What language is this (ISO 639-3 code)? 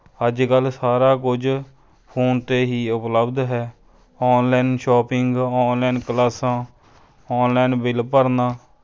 pan